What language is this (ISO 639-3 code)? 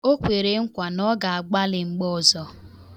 ibo